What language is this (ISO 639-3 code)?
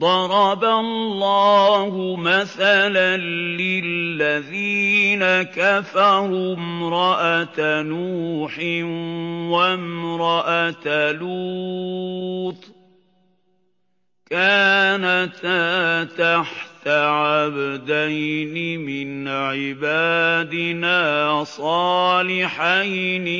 ara